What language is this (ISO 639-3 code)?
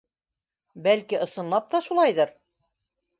bak